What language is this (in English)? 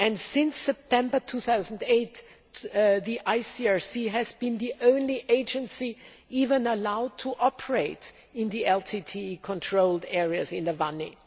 English